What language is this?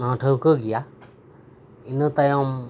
Santali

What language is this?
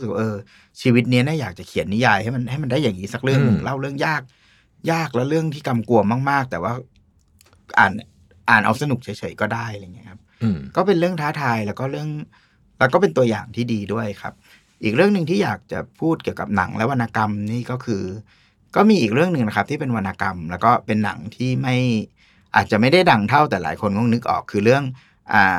Thai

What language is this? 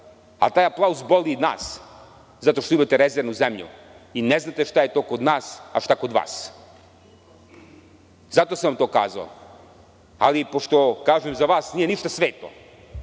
Serbian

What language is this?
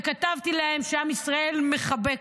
Hebrew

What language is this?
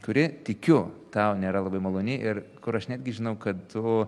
Lithuanian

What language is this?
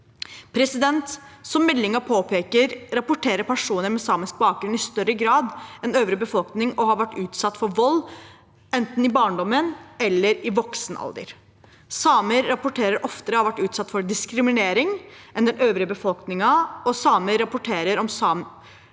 Norwegian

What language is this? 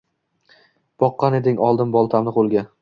Uzbek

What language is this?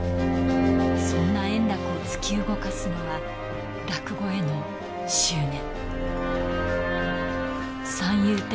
Japanese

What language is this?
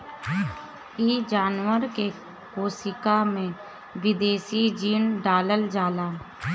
Bhojpuri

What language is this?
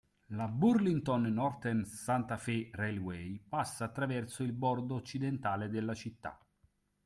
Italian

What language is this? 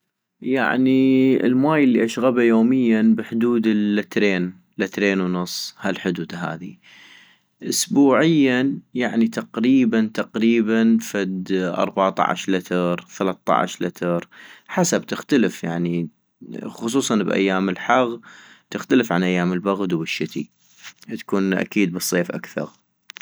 North Mesopotamian Arabic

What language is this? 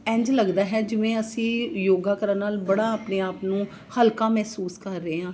Punjabi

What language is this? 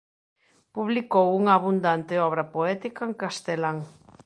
Galician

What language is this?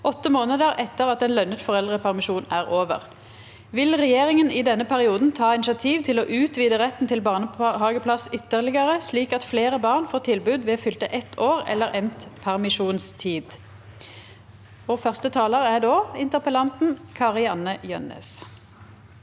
Norwegian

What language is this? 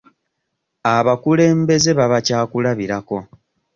Ganda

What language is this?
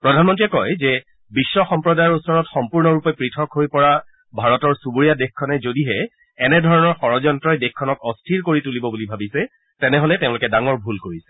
Assamese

